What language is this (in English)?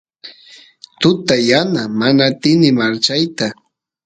Santiago del Estero Quichua